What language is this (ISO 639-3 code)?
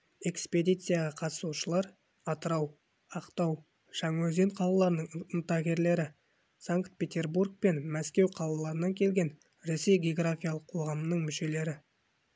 kaz